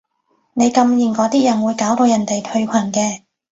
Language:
Cantonese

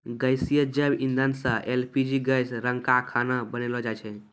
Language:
Maithili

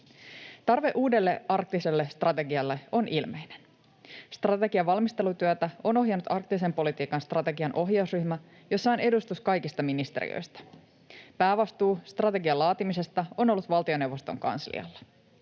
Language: Finnish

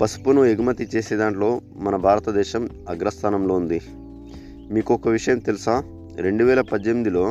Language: Telugu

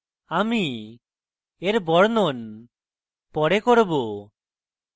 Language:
Bangla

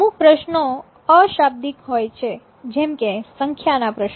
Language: Gujarati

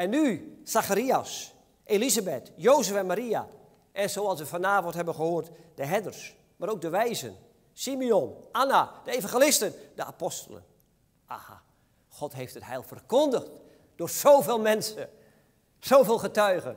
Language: Dutch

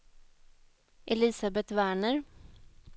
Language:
Swedish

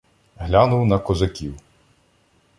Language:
Ukrainian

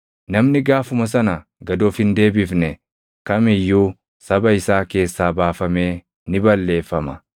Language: Oromo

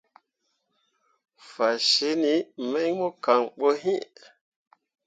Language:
Mundang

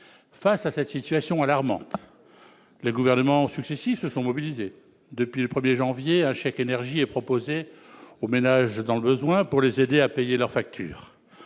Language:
French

